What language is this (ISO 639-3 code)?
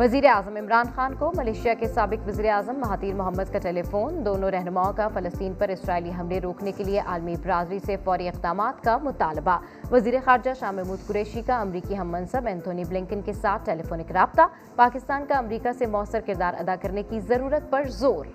urd